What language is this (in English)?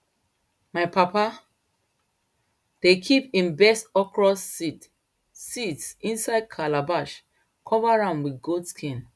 Nigerian Pidgin